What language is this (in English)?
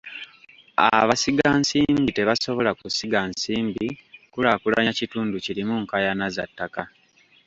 Ganda